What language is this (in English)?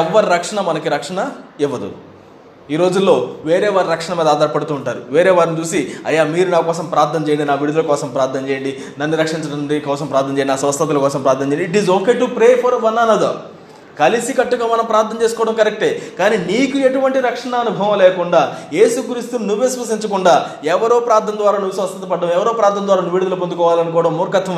Telugu